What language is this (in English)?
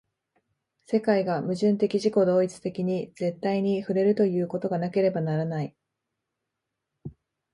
Japanese